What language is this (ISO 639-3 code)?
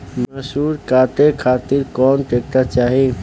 bho